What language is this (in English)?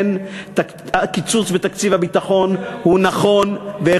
Hebrew